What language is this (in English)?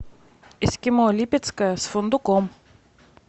Russian